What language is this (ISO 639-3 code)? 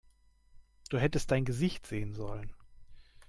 deu